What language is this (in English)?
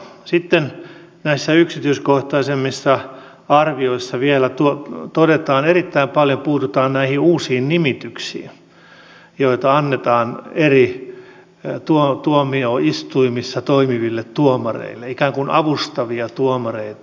Finnish